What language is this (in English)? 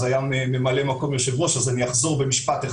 Hebrew